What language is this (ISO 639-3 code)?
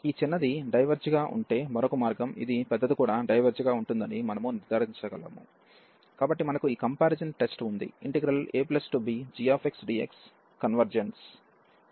tel